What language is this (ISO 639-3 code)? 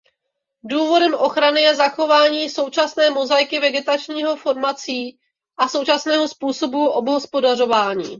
ces